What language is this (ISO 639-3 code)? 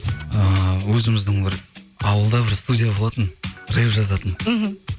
kaz